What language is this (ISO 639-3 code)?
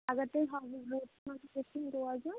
kas